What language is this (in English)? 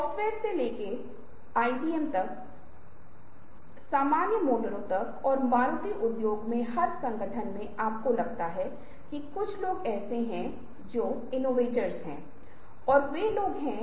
Hindi